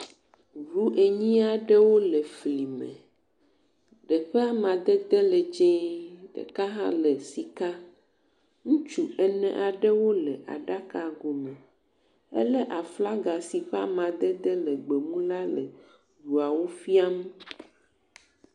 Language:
Ewe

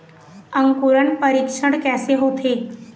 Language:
Chhattisgarhi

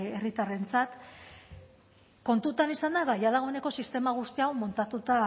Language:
Basque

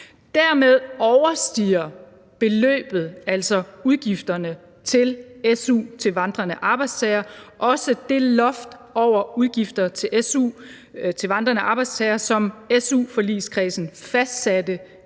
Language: Danish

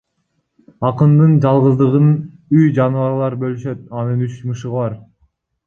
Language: Kyrgyz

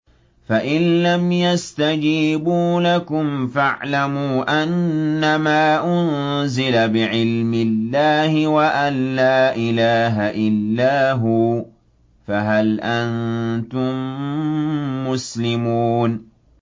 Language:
Arabic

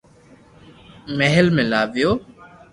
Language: Loarki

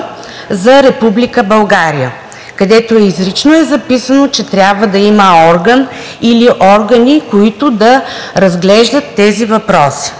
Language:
Bulgarian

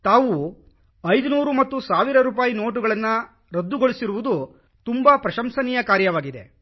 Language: Kannada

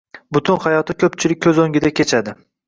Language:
Uzbek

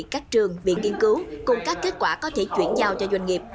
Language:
Vietnamese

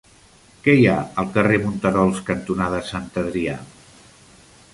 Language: Catalan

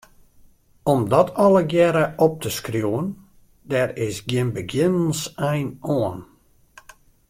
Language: Western Frisian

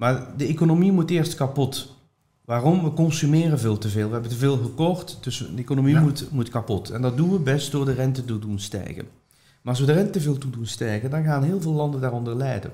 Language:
Dutch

